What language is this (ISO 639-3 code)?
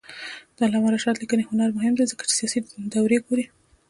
pus